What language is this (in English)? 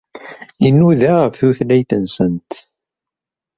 Kabyle